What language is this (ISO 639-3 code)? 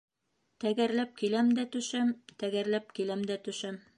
bak